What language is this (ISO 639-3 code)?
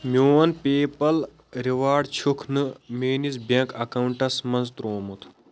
kas